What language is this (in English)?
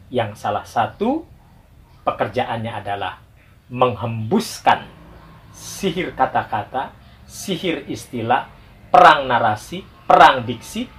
Indonesian